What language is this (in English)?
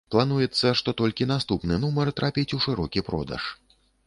Belarusian